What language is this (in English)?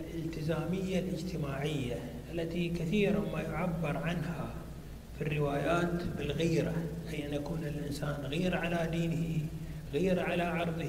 Arabic